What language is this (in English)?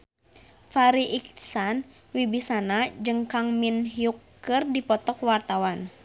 Sundanese